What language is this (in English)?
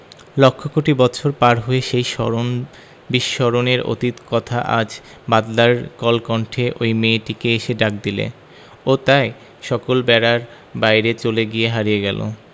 Bangla